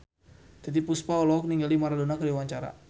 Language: Sundanese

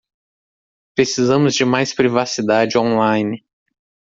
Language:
Portuguese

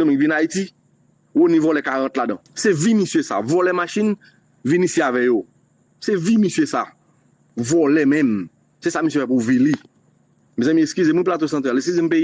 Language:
French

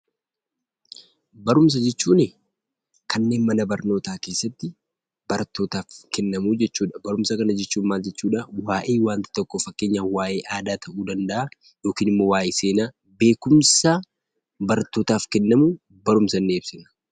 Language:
Oromo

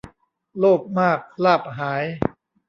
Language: Thai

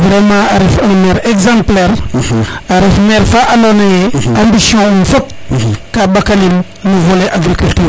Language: Serer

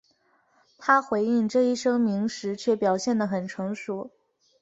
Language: Chinese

